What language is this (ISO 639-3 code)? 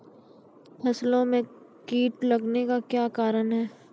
mai